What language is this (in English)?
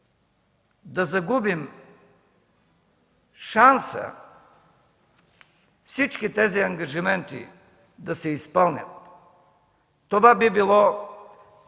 Bulgarian